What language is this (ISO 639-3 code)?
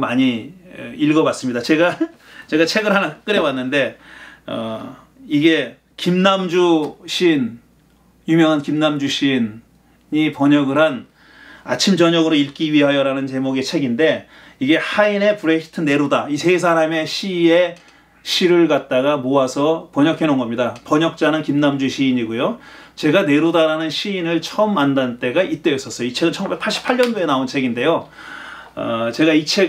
kor